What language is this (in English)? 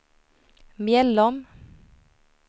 Swedish